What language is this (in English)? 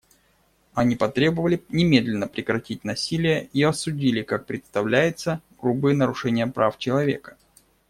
Russian